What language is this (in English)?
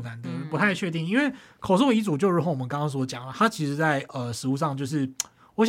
Chinese